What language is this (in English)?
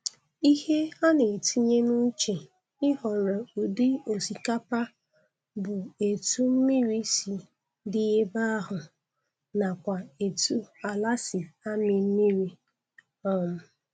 Igbo